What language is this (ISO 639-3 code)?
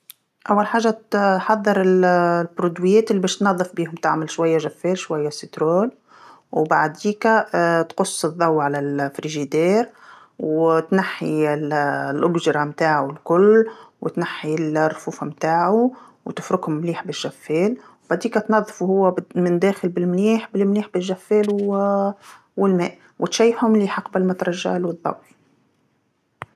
aeb